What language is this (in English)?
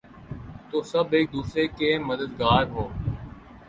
Urdu